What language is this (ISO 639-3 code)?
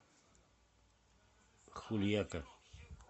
rus